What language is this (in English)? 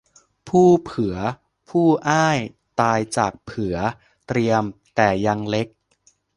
Thai